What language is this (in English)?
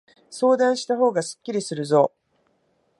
Japanese